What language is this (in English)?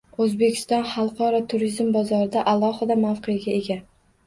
Uzbek